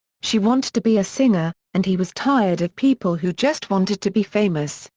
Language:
English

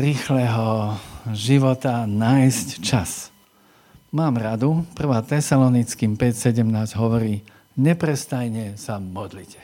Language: Slovak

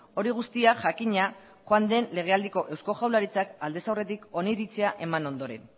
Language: Basque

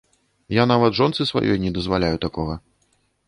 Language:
Belarusian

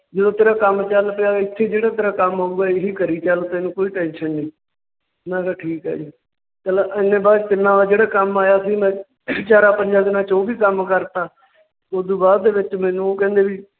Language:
Punjabi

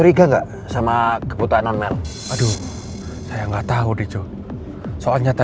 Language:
Indonesian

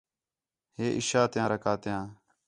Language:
Khetrani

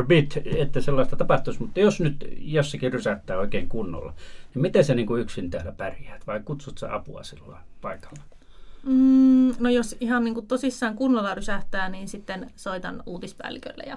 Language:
Finnish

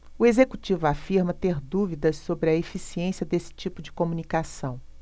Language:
Portuguese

